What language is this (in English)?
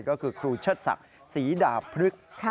Thai